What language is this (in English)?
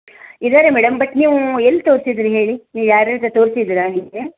Kannada